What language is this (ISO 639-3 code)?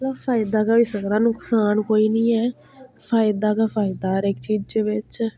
doi